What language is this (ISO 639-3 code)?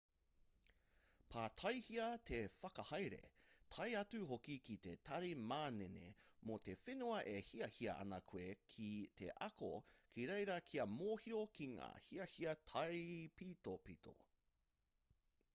mri